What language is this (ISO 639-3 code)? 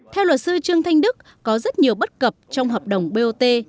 vie